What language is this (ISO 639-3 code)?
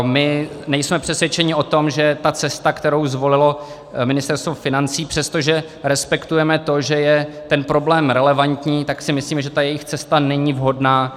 ces